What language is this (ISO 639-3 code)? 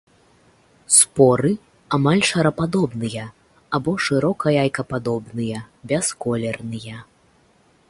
bel